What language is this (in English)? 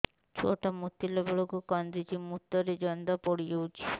Odia